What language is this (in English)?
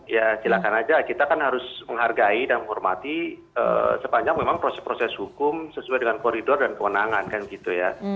Indonesian